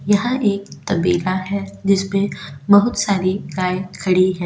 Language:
Hindi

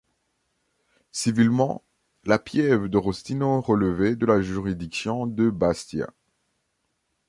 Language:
French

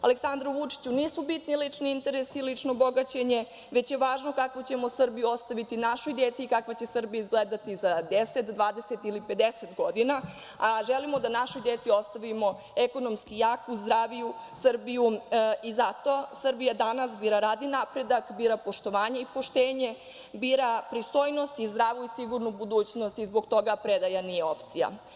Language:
Serbian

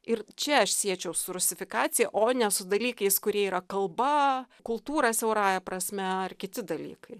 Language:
Lithuanian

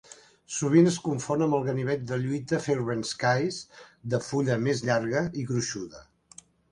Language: Catalan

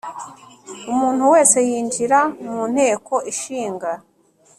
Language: Kinyarwanda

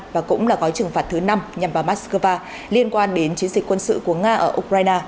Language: Vietnamese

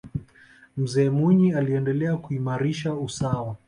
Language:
Swahili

